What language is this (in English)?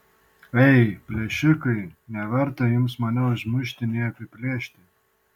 Lithuanian